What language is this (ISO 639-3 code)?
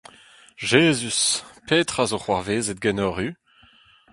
bre